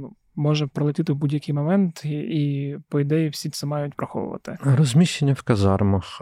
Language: Ukrainian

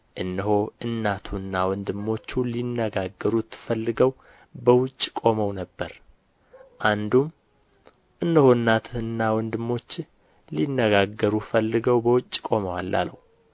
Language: Amharic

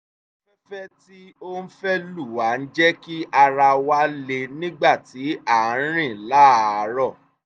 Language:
Yoruba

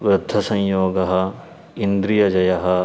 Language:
Sanskrit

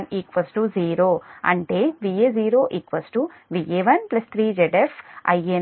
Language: Telugu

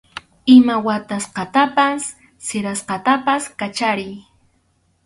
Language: Arequipa-La Unión Quechua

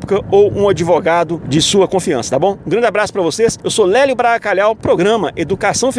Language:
Portuguese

